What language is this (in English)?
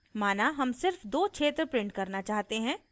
Hindi